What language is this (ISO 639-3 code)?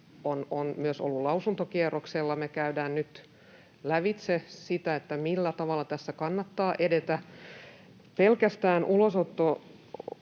fin